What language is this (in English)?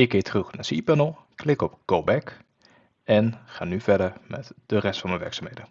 Dutch